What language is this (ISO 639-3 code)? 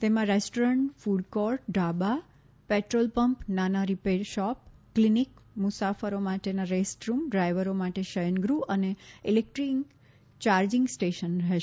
guj